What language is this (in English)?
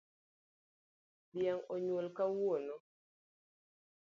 Luo (Kenya and Tanzania)